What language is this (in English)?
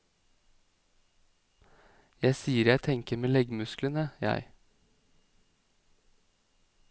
Norwegian